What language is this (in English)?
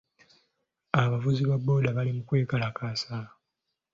Ganda